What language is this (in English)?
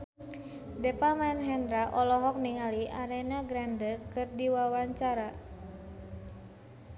Sundanese